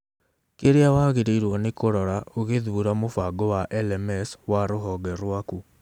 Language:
Kikuyu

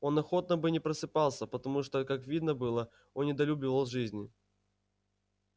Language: Russian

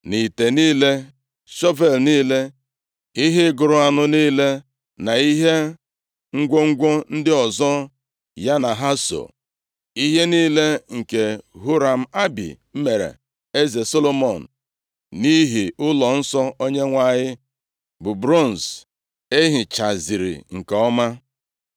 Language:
Igbo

